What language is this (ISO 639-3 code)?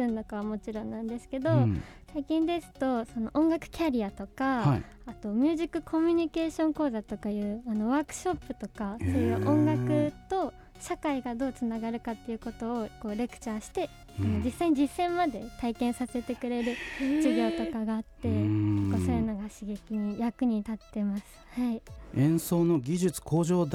jpn